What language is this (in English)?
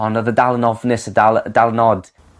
Welsh